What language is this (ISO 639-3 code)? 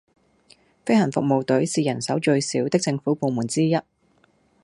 yue